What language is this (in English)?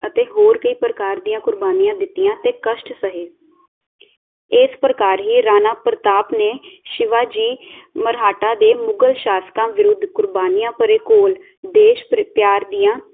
Punjabi